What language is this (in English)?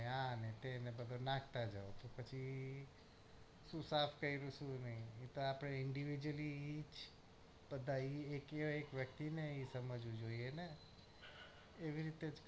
Gujarati